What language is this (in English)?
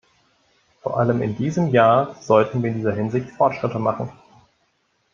German